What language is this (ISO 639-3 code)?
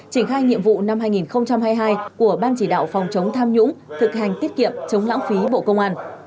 vie